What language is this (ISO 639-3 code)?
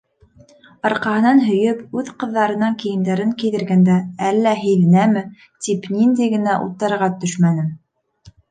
bak